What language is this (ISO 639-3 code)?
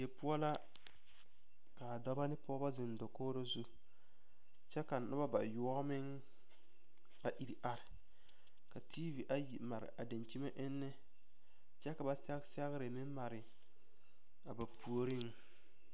dga